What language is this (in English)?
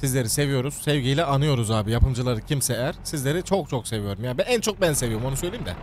Turkish